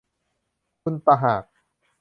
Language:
Thai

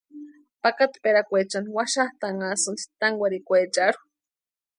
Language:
Western Highland Purepecha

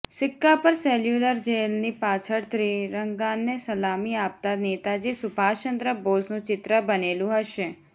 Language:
Gujarati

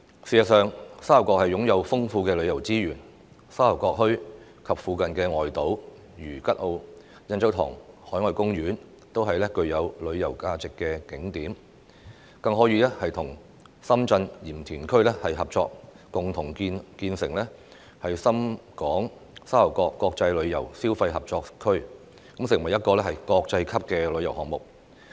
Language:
Cantonese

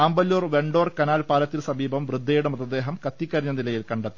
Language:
Malayalam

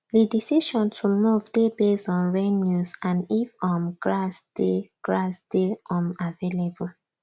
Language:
Nigerian Pidgin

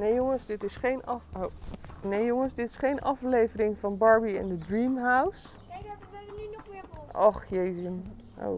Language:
Dutch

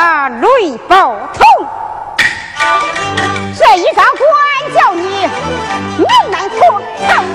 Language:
Chinese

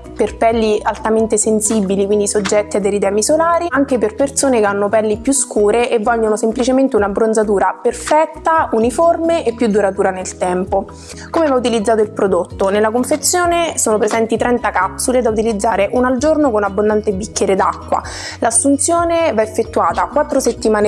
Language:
Italian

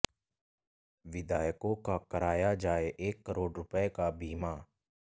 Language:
Hindi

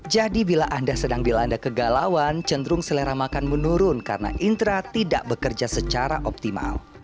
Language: Indonesian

